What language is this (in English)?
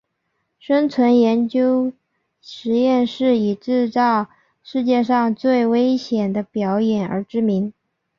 Chinese